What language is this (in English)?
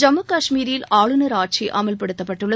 Tamil